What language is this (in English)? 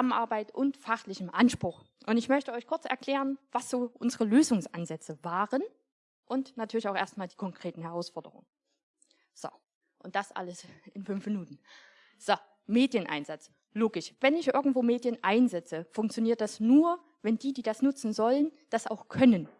German